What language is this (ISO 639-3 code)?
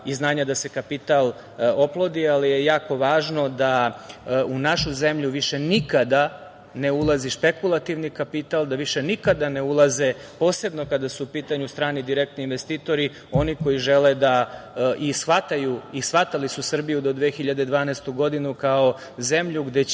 srp